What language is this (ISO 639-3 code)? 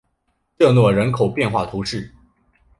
zho